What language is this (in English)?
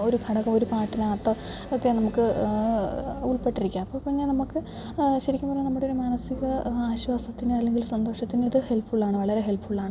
Malayalam